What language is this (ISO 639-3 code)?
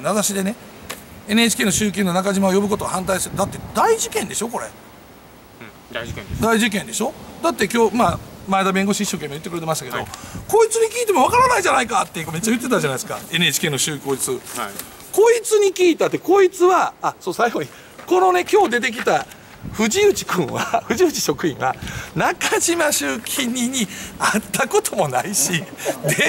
jpn